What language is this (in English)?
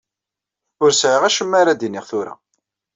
Kabyle